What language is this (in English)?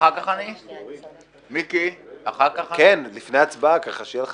Hebrew